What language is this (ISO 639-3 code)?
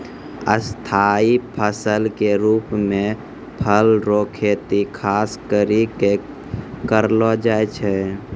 mai